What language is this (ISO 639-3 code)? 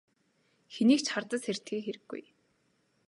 mon